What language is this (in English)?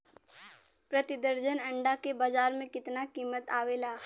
Bhojpuri